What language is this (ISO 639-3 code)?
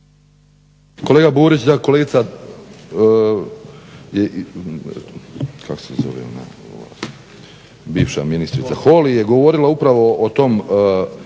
hrv